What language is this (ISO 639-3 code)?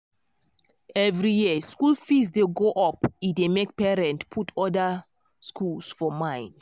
pcm